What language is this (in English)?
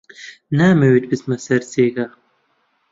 Central Kurdish